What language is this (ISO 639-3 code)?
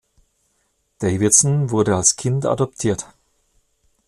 deu